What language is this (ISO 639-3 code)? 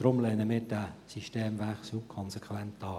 gsw